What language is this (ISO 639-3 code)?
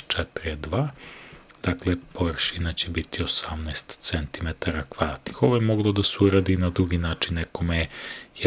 ron